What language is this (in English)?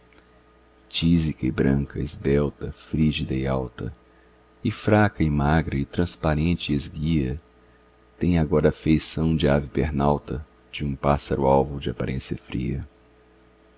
Portuguese